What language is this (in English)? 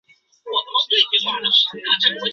Chinese